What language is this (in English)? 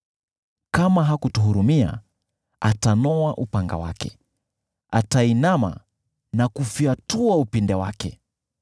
Swahili